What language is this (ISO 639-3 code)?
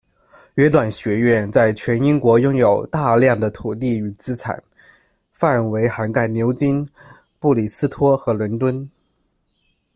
zho